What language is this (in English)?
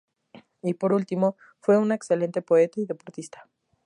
Spanish